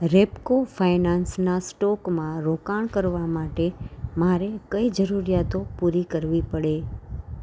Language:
Gujarati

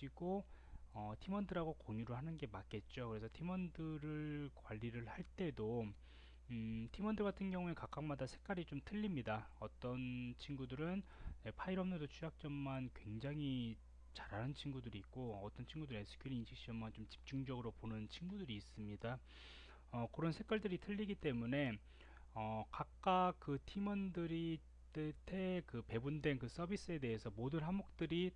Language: Korean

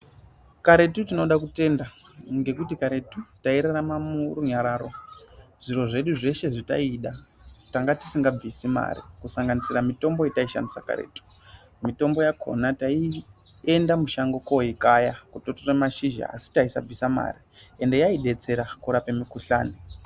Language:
Ndau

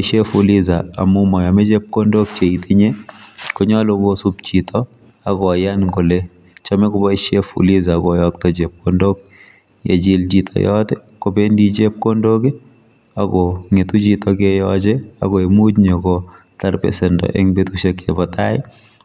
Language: Kalenjin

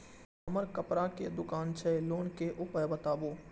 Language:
Maithili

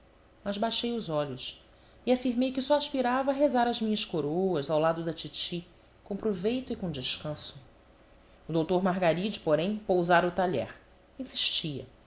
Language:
Portuguese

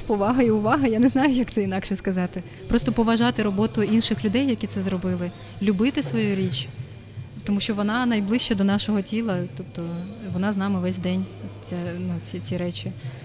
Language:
Ukrainian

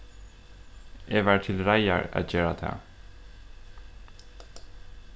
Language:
Faroese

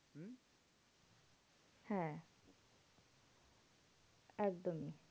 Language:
Bangla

